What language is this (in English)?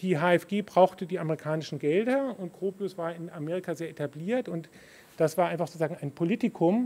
German